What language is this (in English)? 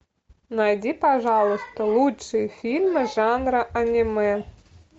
Russian